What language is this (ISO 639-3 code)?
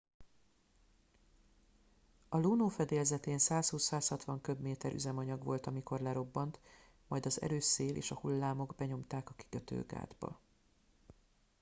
hun